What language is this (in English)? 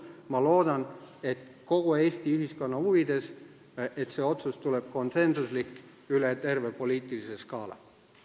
Estonian